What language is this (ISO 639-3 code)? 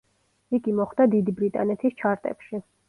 kat